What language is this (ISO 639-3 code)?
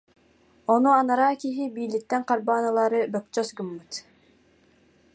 sah